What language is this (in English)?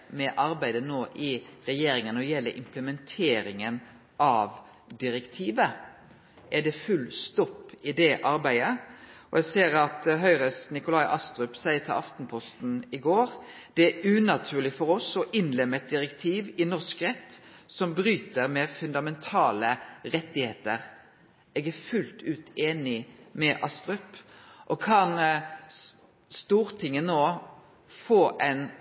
Norwegian Nynorsk